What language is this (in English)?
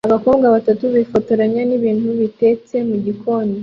Kinyarwanda